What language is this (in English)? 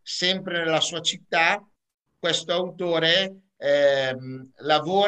Italian